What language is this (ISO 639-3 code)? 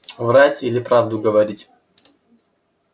rus